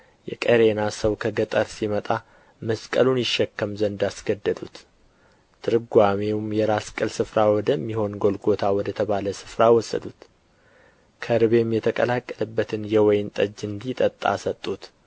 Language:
Amharic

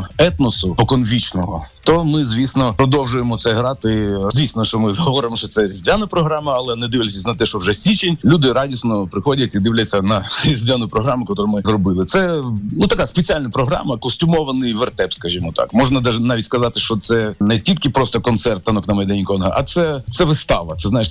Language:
Ukrainian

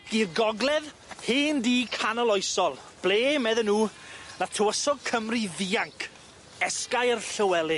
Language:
Welsh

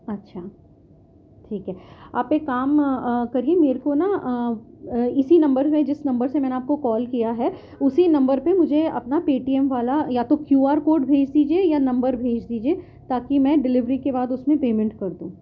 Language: Urdu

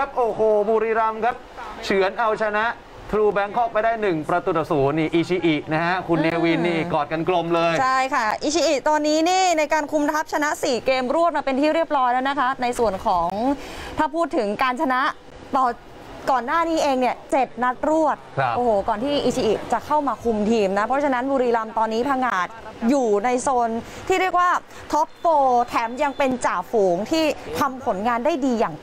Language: Thai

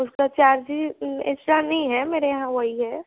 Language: Hindi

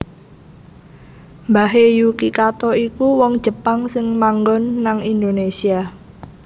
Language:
Javanese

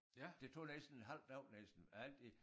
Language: Danish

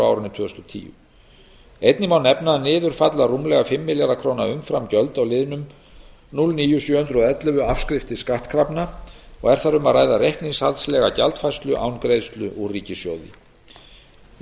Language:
Icelandic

